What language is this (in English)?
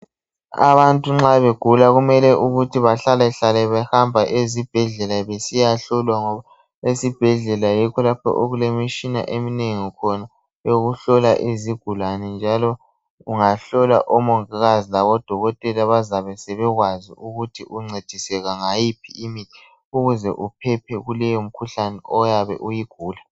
North Ndebele